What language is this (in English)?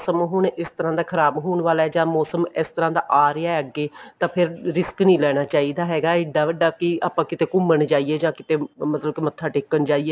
Punjabi